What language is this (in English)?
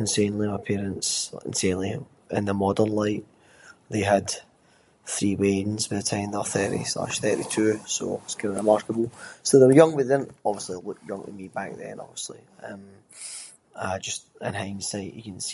Scots